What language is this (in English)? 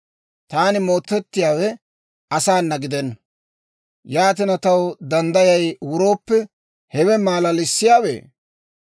Dawro